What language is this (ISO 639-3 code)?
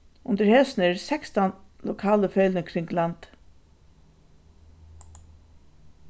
fao